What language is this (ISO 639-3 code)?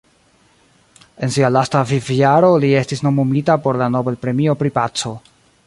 epo